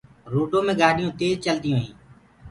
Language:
Gurgula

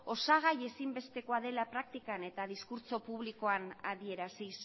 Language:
Basque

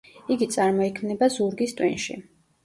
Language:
Georgian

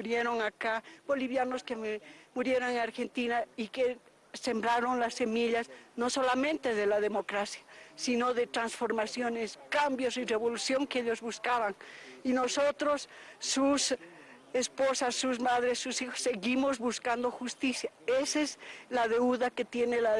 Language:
Spanish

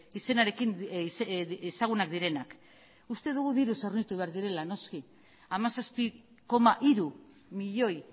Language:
Basque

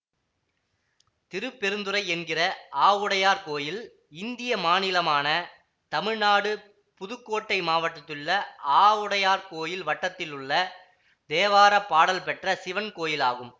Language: Tamil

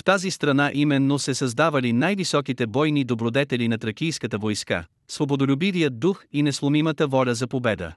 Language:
Bulgarian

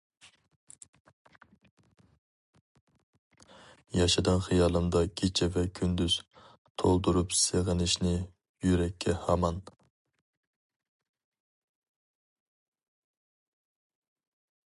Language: Uyghur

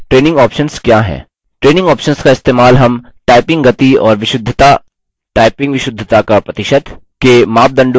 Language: Hindi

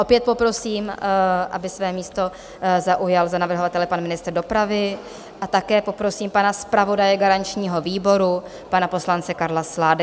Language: Czech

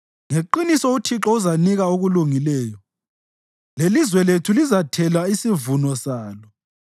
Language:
North Ndebele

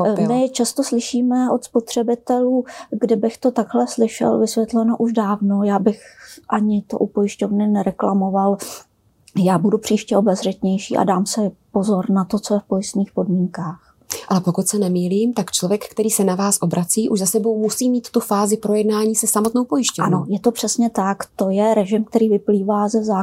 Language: Czech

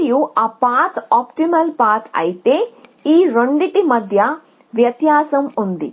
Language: Telugu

